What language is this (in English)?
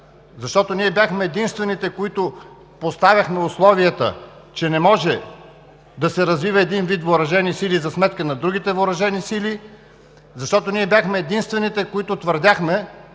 Bulgarian